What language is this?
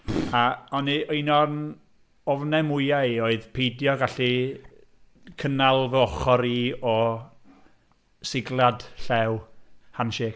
Welsh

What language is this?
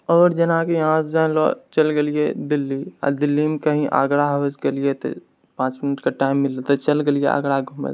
Maithili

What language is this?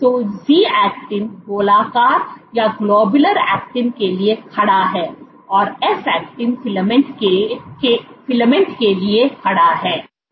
Hindi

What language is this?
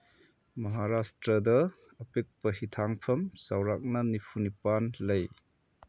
Manipuri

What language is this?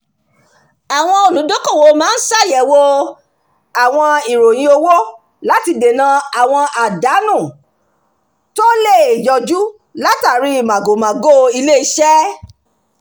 Yoruba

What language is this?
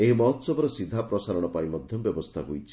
Odia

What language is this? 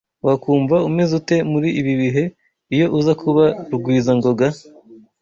Kinyarwanda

